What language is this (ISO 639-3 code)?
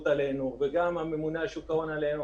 heb